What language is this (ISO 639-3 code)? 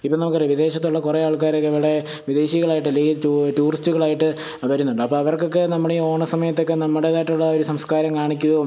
mal